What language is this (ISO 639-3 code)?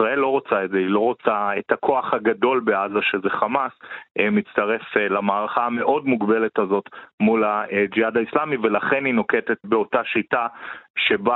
heb